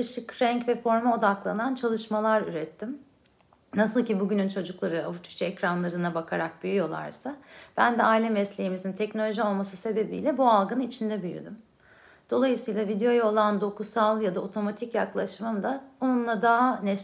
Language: Turkish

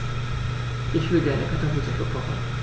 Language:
German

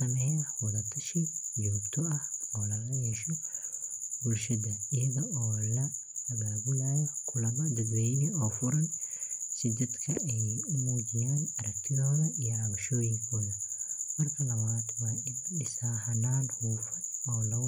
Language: Somali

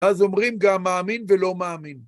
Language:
Hebrew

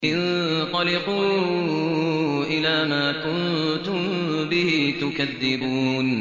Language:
Arabic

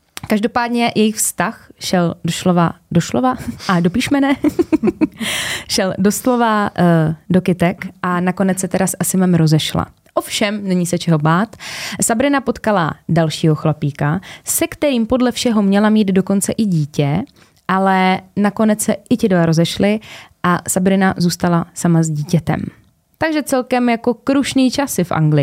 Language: Czech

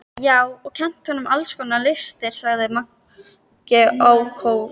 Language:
Icelandic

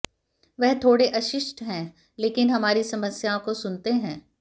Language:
Hindi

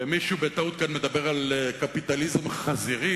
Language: Hebrew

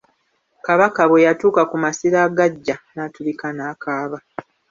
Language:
Ganda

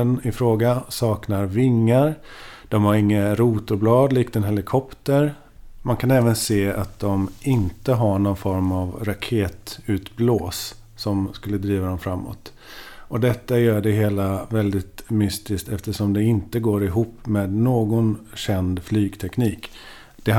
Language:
Swedish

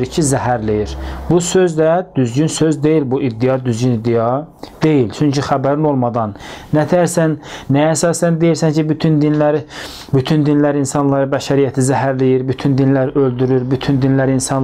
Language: Turkish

